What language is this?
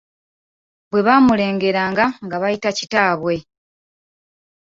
Ganda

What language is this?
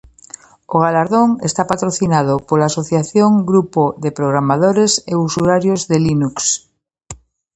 Galician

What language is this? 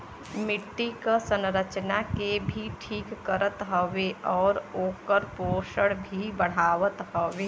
Bhojpuri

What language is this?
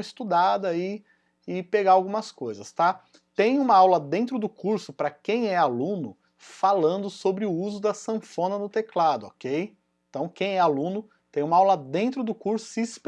Portuguese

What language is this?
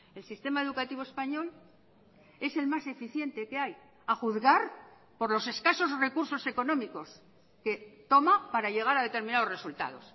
Spanish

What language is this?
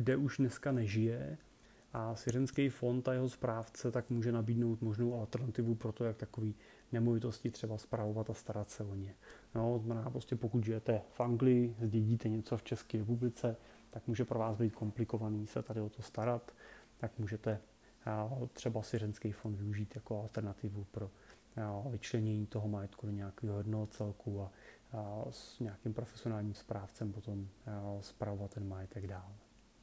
Czech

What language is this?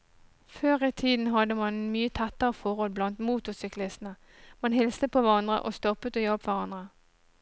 Norwegian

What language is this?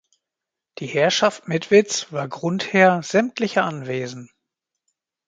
German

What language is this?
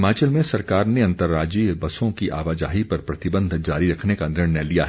Hindi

